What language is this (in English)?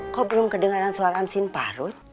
Indonesian